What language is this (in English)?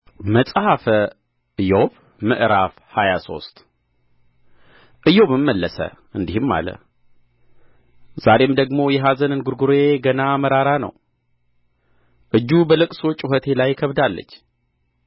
Amharic